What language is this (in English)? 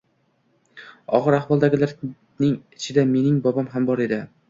Uzbek